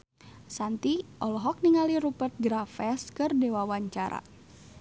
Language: Sundanese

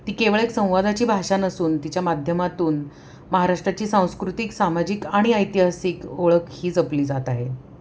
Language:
Marathi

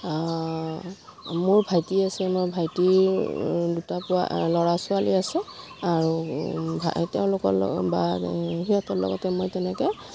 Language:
Assamese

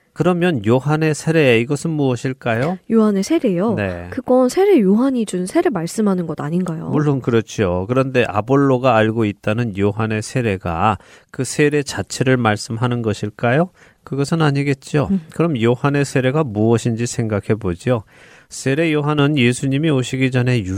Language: Korean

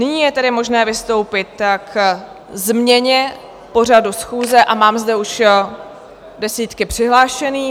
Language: Czech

